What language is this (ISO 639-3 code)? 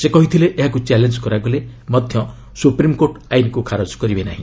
ori